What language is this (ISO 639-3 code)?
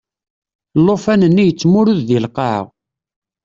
kab